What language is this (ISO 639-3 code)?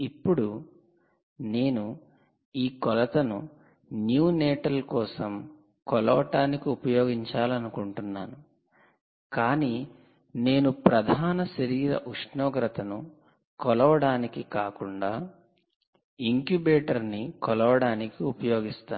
tel